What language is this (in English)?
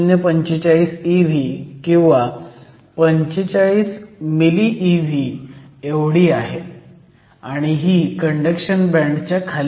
Marathi